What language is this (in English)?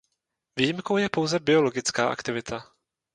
Czech